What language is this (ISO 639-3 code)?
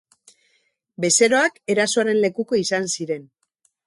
eus